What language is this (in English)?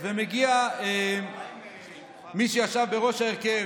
Hebrew